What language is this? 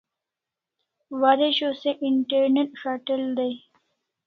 Kalasha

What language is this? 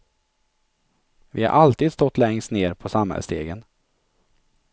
Swedish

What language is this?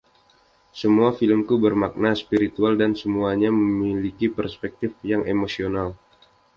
Indonesian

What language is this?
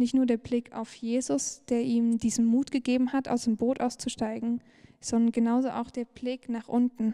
German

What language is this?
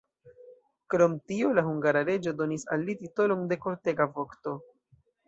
Esperanto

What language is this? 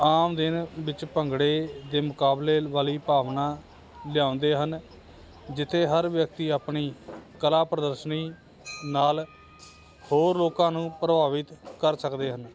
Punjabi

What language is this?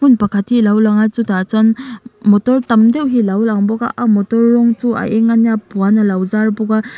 Mizo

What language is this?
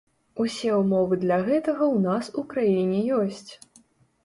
Belarusian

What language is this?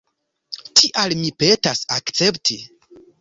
Esperanto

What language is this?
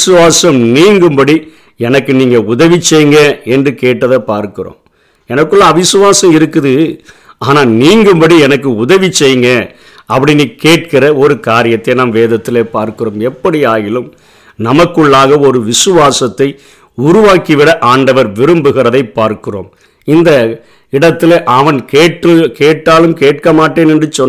Tamil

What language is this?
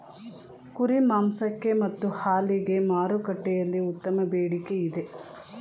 Kannada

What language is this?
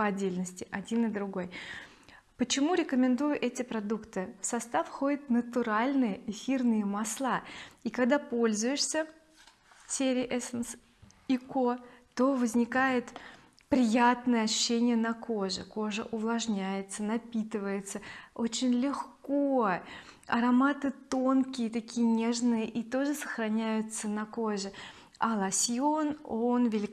Russian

